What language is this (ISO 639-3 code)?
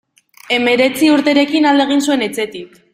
eus